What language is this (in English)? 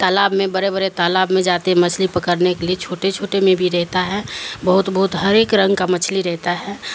Urdu